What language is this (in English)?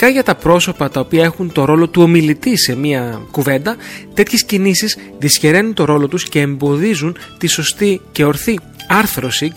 Greek